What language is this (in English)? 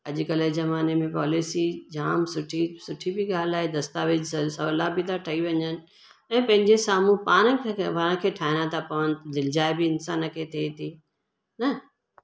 Sindhi